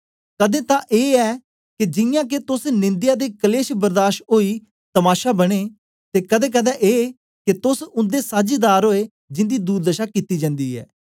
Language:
Dogri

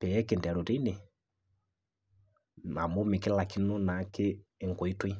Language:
Masai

